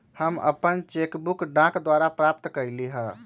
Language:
Magahi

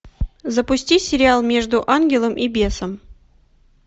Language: Russian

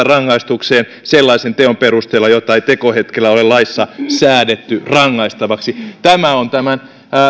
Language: Finnish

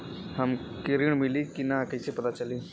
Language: Bhojpuri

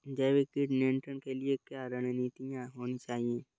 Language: Hindi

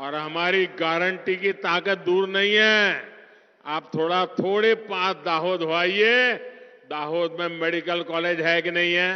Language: Hindi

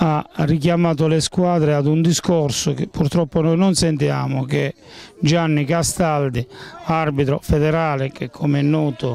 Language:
Italian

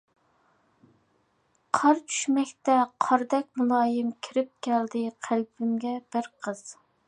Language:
Uyghur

